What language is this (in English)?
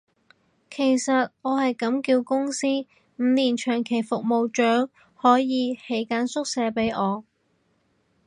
Cantonese